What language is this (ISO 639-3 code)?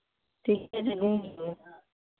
mai